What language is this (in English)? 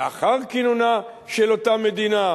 Hebrew